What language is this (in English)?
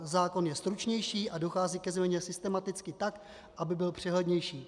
Czech